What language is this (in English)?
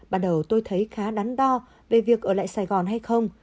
Vietnamese